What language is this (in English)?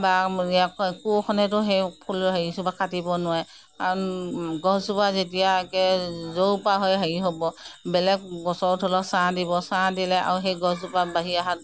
Assamese